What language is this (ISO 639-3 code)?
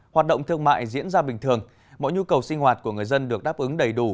vie